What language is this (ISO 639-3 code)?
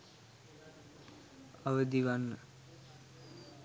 sin